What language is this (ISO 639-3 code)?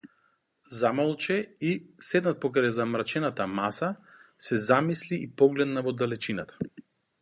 mkd